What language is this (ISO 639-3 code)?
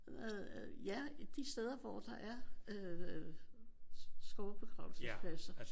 dan